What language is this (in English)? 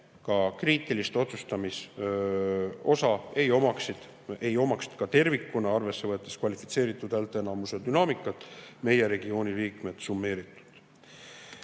Estonian